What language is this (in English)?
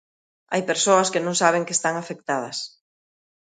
Galician